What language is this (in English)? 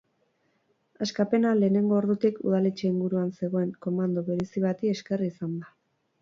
Basque